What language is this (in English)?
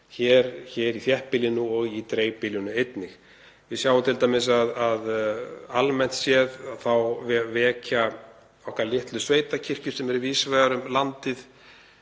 Icelandic